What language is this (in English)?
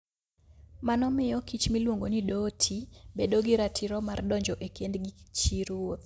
Luo (Kenya and Tanzania)